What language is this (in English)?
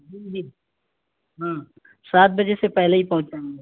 Urdu